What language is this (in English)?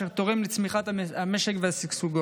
Hebrew